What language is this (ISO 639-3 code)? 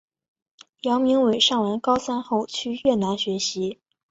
zho